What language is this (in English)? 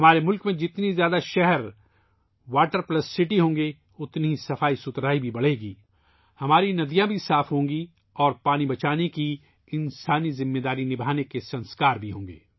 Urdu